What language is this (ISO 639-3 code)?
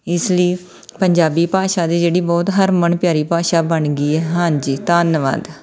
pan